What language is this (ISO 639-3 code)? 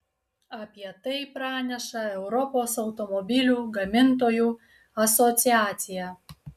lit